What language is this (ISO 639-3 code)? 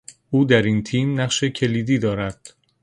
fas